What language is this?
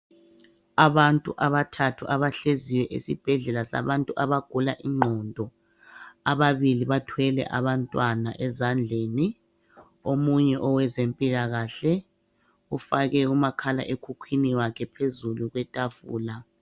North Ndebele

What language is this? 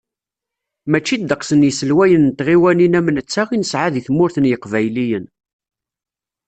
Kabyle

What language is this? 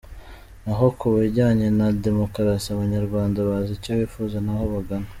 Kinyarwanda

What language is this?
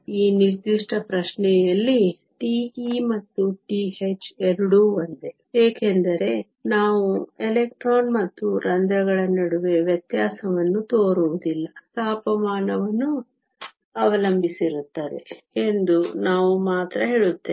Kannada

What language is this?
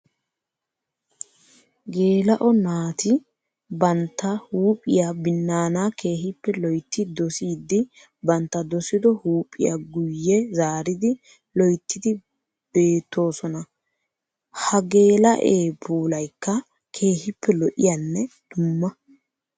Wolaytta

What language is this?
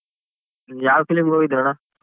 Kannada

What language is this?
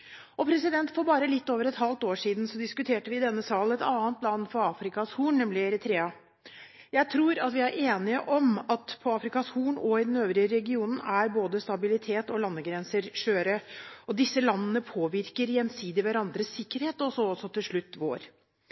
Norwegian Bokmål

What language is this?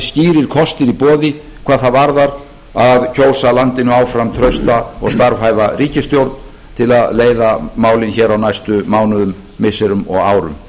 Icelandic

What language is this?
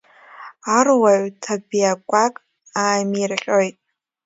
Abkhazian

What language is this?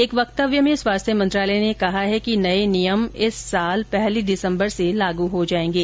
Hindi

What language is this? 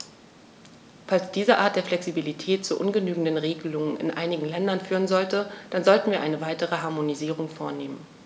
German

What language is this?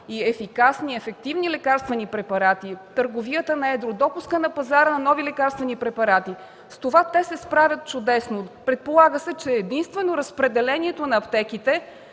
Bulgarian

